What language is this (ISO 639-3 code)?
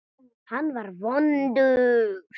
isl